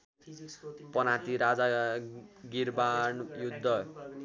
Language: Nepali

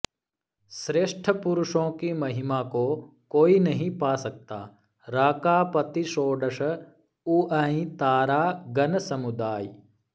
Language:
Sanskrit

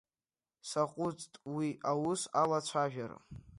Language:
Abkhazian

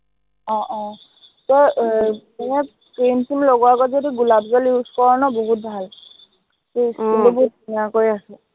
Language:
Assamese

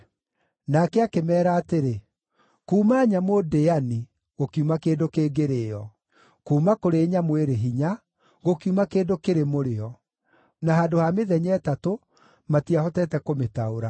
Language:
Kikuyu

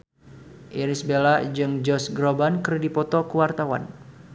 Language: Sundanese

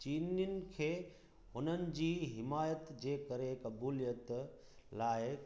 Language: Sindhi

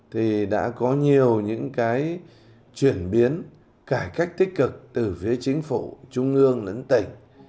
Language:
Vietnamese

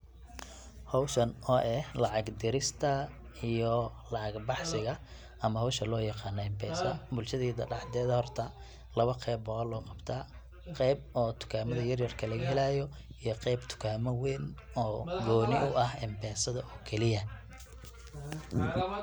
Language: Somali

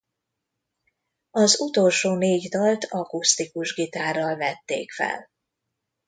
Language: Hungarian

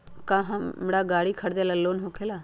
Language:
Magahi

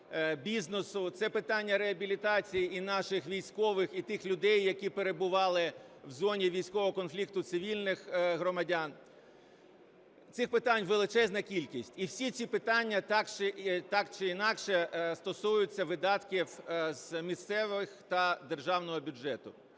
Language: Ukrainian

